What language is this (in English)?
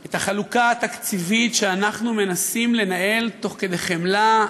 Hebrew